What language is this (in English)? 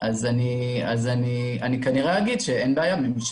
Hebrew